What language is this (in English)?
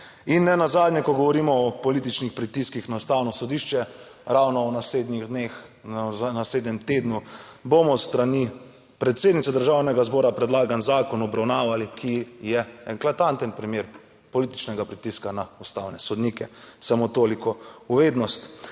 Slovenian